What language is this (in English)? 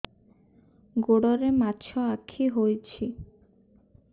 Odia